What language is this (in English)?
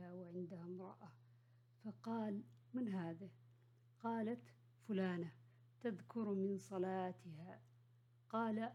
Arabic